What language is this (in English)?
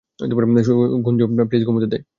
Bangla